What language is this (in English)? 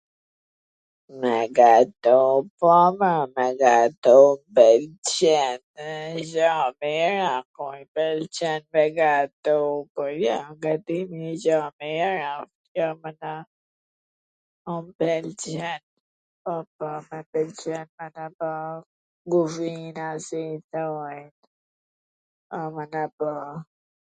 Gheg Albanian